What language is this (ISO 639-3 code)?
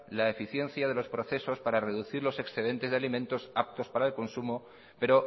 spa